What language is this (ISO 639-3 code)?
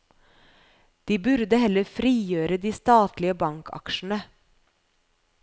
nor